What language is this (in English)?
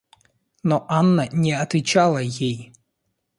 Russian